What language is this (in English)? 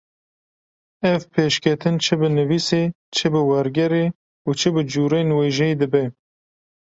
Kurdish